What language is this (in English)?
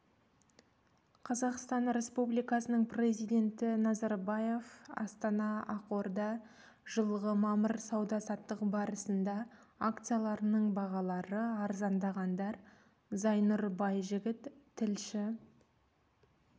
Kazakh